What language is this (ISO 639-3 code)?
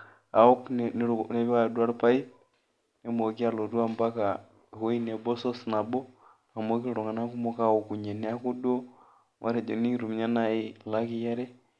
mas